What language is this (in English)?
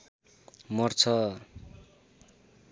Nepali